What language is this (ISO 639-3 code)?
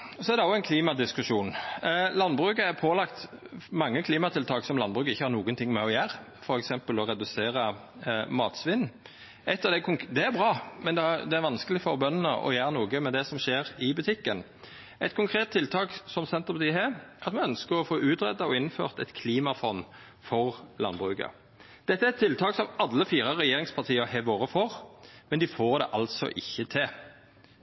nno